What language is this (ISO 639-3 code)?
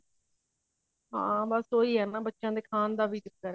pan